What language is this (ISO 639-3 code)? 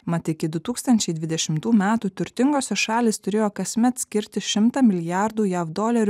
lit